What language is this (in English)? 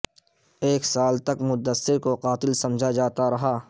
Urdu